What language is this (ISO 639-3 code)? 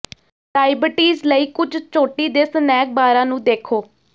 pan